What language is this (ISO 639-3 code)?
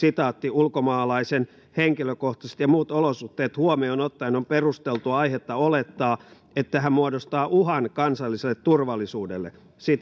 fin